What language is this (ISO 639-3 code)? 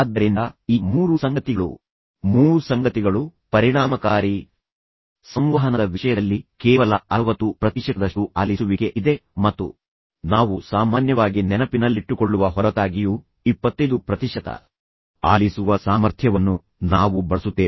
kan